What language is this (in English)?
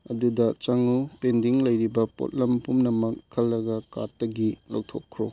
Manipuri